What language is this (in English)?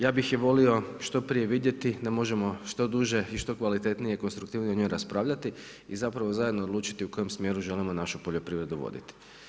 Croatian